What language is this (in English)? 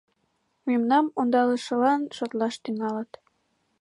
Mari